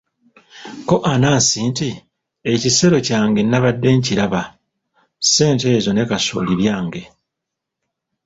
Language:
Ganda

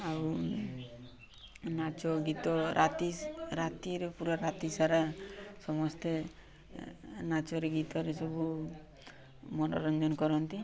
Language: Odia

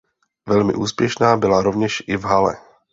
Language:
Czech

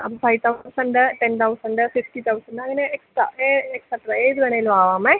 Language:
Malayalam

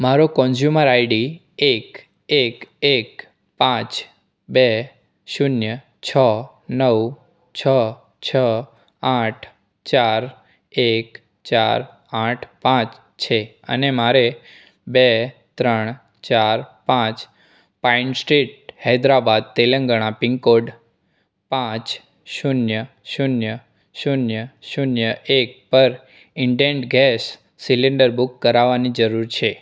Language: Gujarati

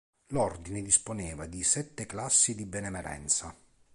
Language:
Italian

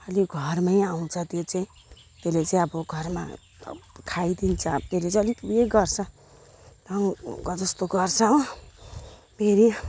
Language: Nepali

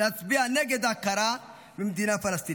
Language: Hebrew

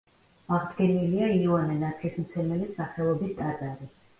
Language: Georgian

